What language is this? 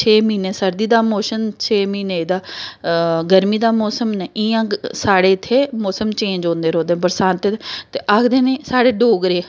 Dogri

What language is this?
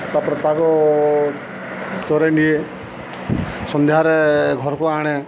Odia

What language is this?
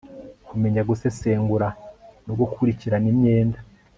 Kinyarwanda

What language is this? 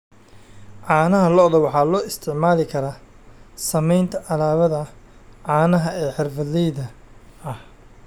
Somali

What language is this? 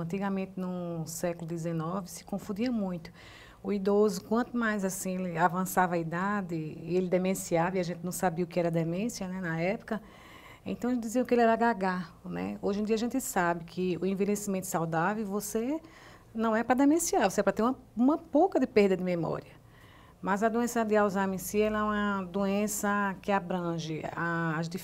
Portuguese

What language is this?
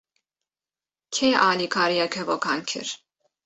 Kurdish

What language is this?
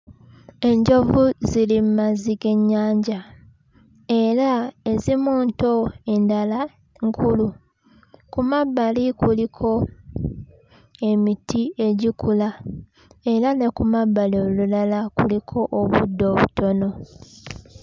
Ganda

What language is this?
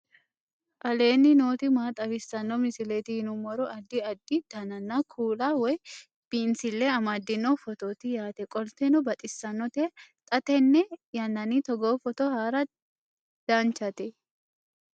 Sidamo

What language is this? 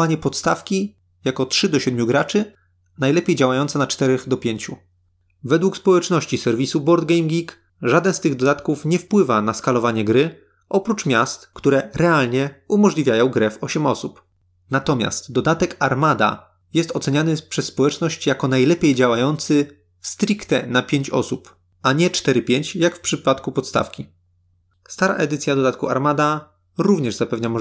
Polish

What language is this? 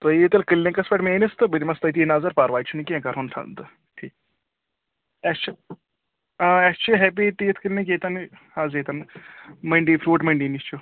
Kashmiri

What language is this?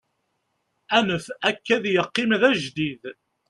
Kabyle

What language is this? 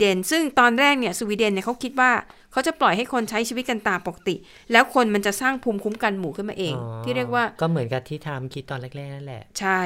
Thai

